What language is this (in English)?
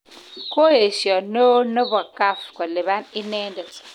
Kalenjin